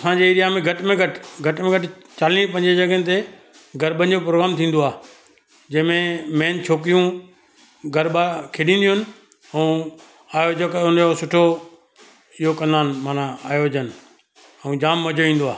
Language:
Sindhi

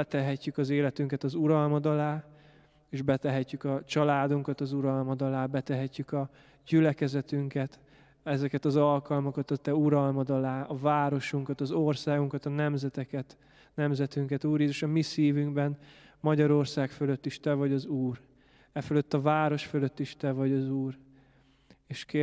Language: Hungarian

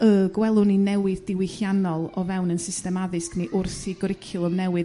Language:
Welsh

